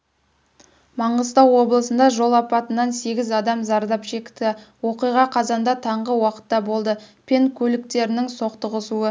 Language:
Kazakh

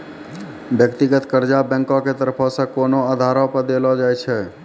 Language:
Maithili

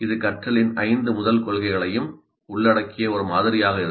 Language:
Tamil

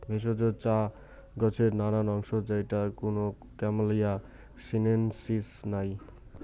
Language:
Bangla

